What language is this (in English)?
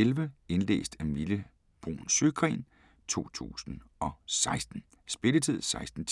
Danish